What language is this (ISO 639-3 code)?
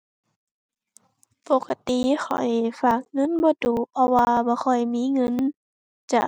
tha